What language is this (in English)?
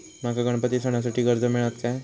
Marathi